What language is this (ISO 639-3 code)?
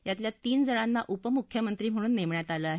mar